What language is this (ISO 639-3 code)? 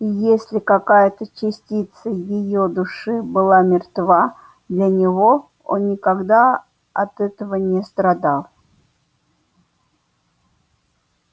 rus